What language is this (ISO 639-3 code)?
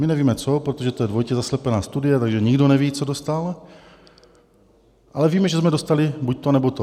ces